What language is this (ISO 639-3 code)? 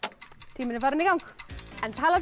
isl